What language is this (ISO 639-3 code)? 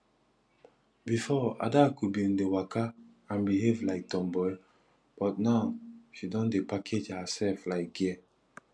pcm